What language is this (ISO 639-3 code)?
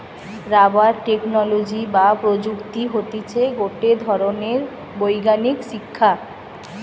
ben